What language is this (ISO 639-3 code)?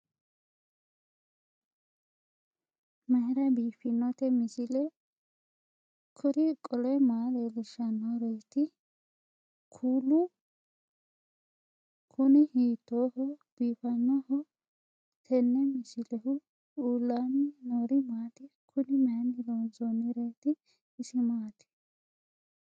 sid